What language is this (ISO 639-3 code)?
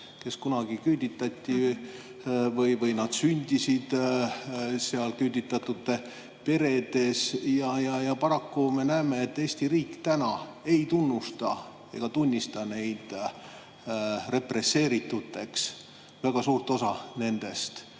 est